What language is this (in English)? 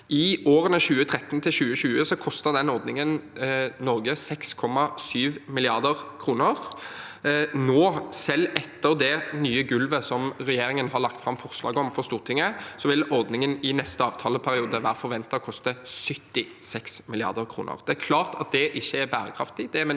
Norwegian